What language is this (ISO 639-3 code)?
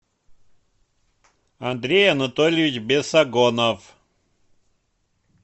rus